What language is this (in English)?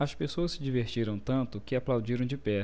Portuguese